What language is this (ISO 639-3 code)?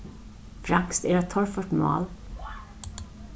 fao